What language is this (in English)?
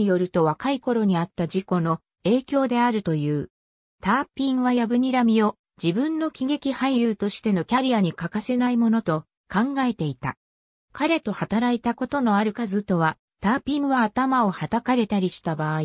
Japanese